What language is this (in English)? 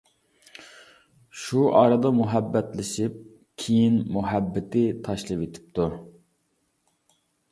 Uyghur